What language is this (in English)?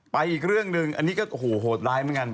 Thai